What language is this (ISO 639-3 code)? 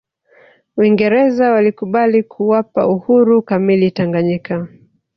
swa